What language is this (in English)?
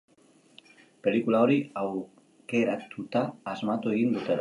Basque